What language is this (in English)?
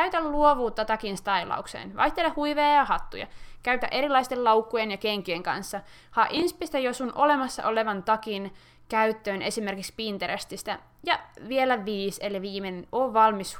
Finnish